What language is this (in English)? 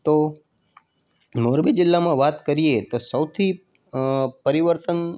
Gujarati